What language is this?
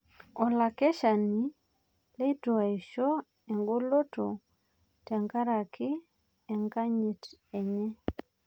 Masai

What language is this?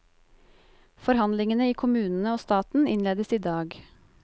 Norwegian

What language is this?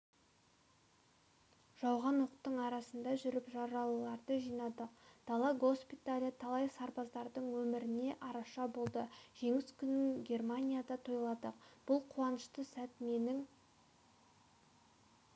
Kazakh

